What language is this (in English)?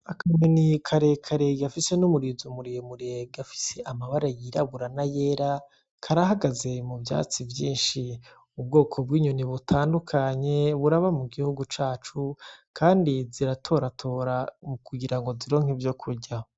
Rundi